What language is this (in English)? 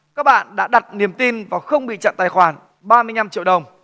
Vietnamese